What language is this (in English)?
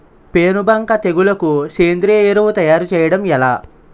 Telugu